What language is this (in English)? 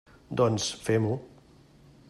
Catalan